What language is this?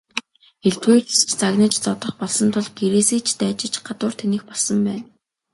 Mongolian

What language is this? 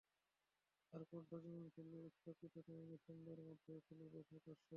Bangla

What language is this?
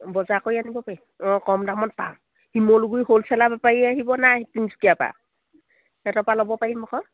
Assamese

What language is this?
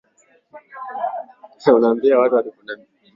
Swahili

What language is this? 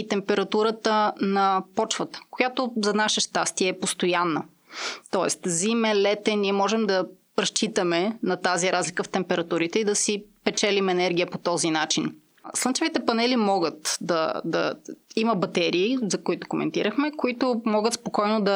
Bulgarian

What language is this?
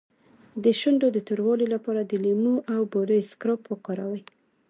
Pashto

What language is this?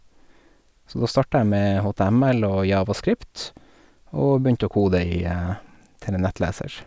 Norwegian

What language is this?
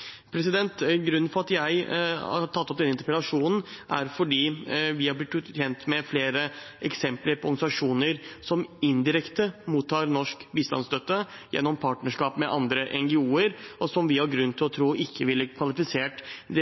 Norwegian Bokmål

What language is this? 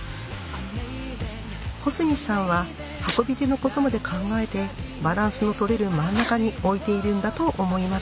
Japanese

